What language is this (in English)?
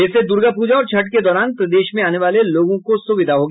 Hindi